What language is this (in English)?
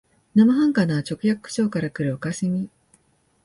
Japanese